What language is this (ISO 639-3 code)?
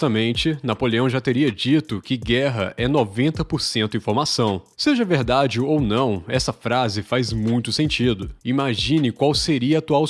por